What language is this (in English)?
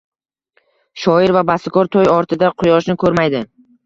Uzbek